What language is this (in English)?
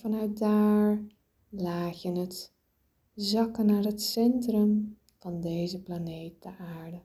Dutch